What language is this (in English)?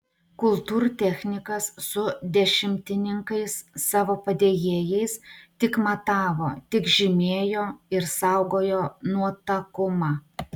Lithuanian